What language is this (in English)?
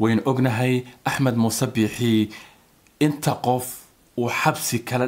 Arabic